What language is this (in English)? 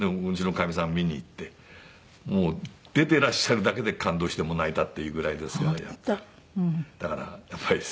Japanese